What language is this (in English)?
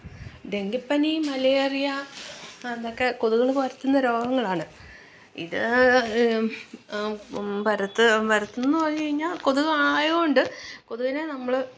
Malayalam